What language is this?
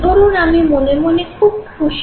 Bangla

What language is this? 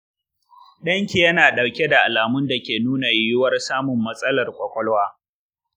Hausa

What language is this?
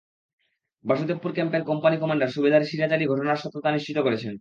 Bangla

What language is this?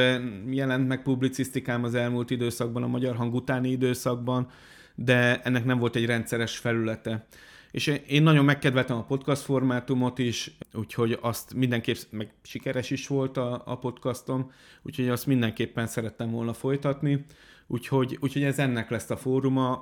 Hungarian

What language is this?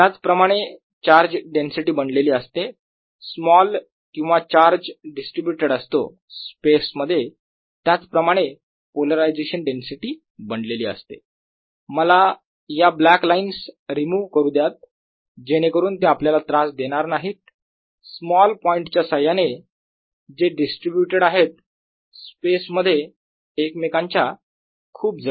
Marathi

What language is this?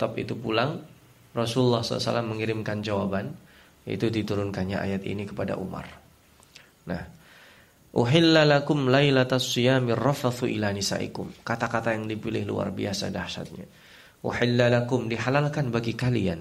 Indonesian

